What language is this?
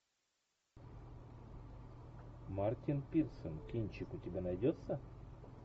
Russian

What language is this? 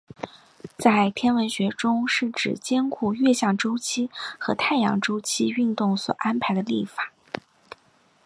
Chinese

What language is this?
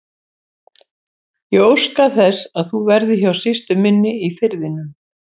Icelandic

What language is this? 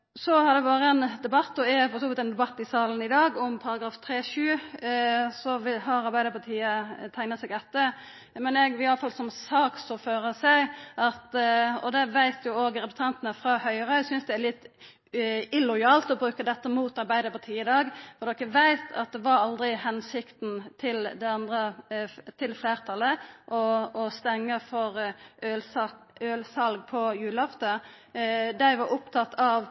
Norwegian Nynorsk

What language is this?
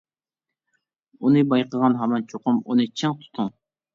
Uyghur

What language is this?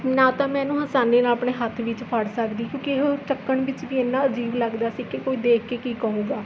Punjabi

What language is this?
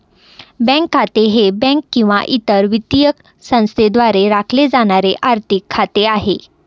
Marathi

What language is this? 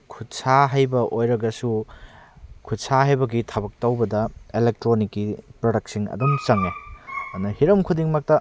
Manipuri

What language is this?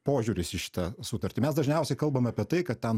Lithuanian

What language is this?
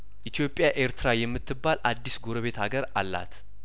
Amharic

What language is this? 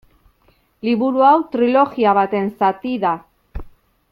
Basque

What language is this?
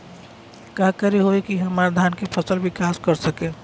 Bhojpuri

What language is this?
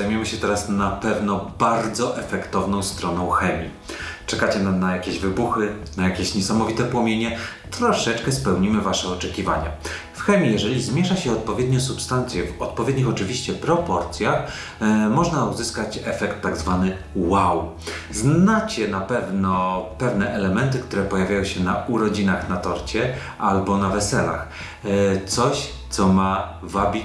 Polish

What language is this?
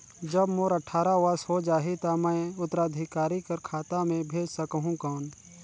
Chhattisgarhi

